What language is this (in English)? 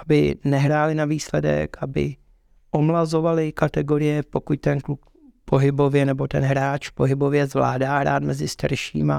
Czech